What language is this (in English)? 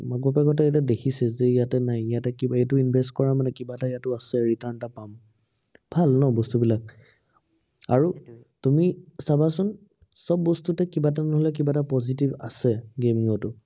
Assamese